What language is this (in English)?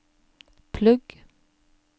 Norwegian